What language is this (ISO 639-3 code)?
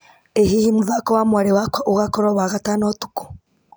kik